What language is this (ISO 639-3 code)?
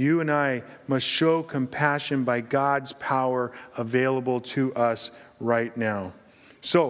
eng